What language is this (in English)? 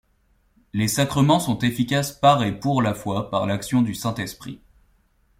French